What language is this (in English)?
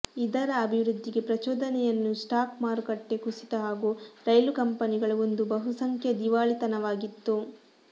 Kannada